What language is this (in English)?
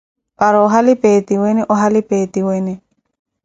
Koti